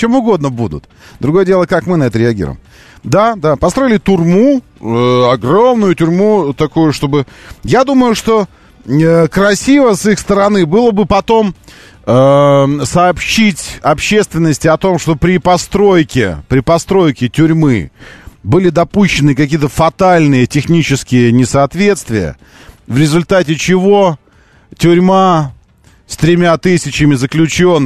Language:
Russian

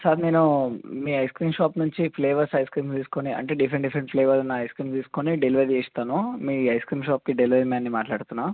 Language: Telugu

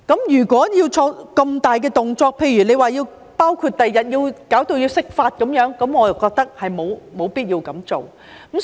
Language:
Cantonese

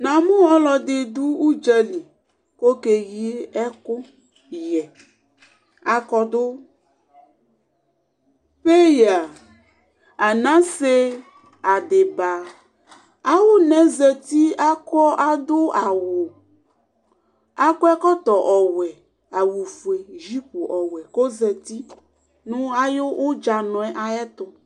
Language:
Ikposo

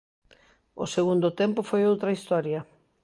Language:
Galician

